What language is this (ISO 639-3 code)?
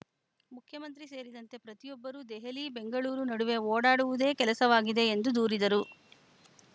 kan